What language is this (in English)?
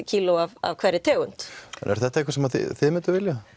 Icelandic